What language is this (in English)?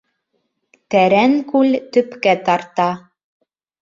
Bashkir